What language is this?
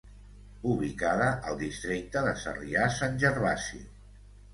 Catalan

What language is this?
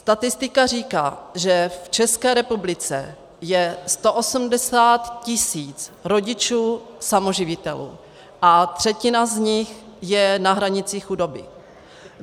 Czech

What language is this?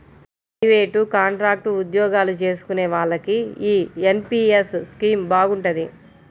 Telugu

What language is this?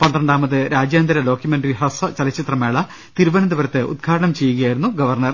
Malayalam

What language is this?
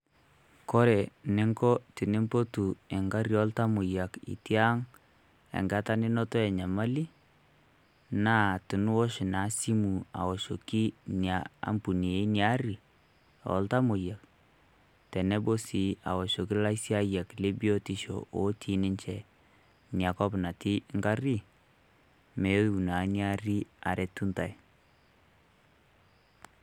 Masai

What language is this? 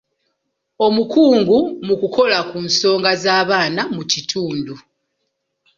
Ganda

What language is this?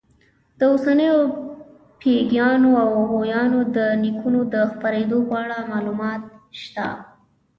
Pashto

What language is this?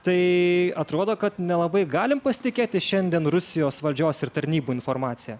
Lithuanian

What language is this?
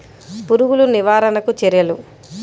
Telugu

